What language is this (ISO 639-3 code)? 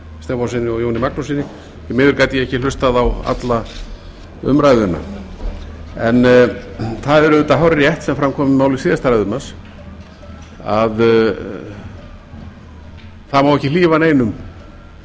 isl